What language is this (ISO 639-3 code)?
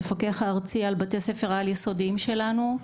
heb